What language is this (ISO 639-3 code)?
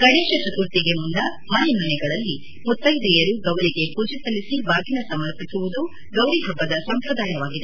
kan